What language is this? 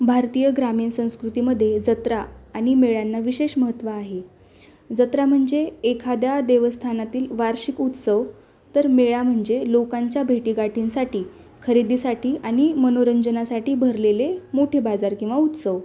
Marathi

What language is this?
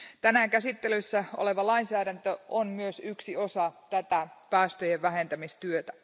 Finnish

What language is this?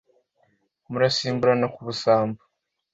Kinyarwanda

